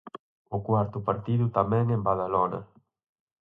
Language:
Galician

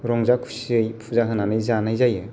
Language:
Bodo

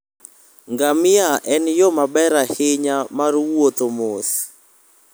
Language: Luo (Kenya and Tanzania)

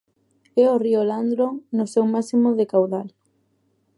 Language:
Galician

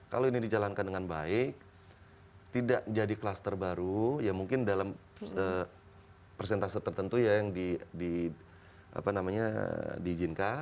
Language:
Indonesian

